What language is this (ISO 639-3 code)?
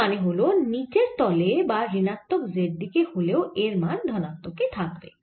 ben